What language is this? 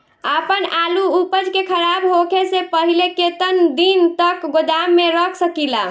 Bhojpuri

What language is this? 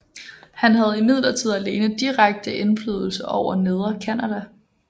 Danish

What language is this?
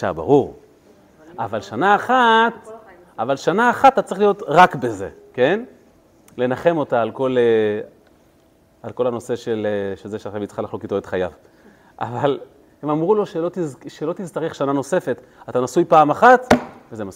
Hebrew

